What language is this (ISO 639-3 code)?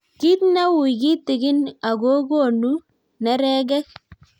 kln